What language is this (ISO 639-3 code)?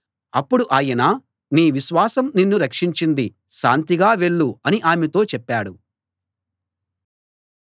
tel